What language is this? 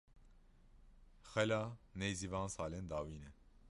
Kurdish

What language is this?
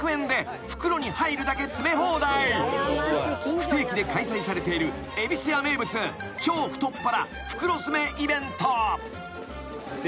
Japanese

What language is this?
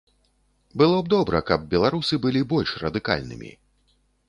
Belarusian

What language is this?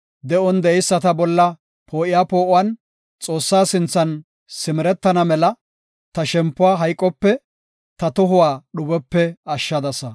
Gofa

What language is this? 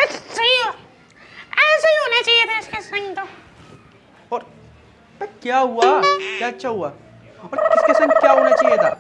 Hindi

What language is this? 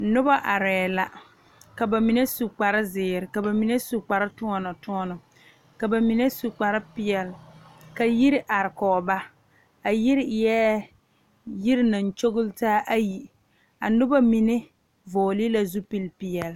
Southern Dagaare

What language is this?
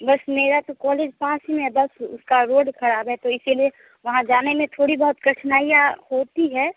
Hindi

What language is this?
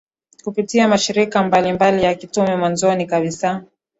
Swahili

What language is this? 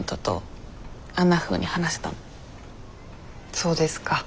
Japanese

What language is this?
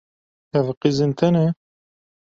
Kurdish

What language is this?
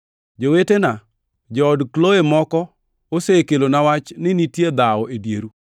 Luo (Kenya and Tanzania)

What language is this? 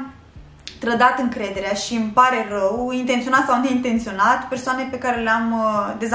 Romanian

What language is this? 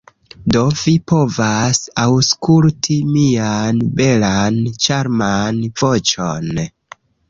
Esperanto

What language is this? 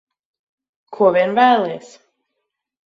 Latvian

